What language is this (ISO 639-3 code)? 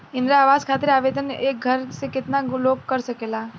bho